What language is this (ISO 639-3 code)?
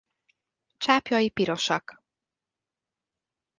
hun